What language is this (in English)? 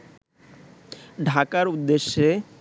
Bangla